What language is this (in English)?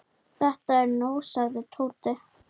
Icelandic